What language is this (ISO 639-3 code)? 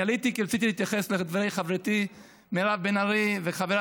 heb